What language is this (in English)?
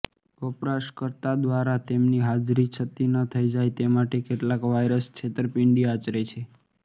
Gujarati